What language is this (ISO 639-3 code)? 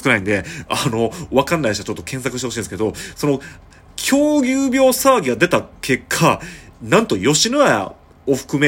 jpn